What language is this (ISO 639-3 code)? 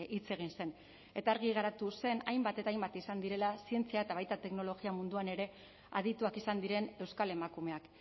eus